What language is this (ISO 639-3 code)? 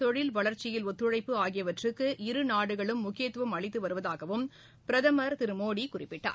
tam